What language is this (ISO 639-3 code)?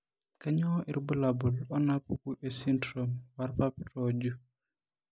mas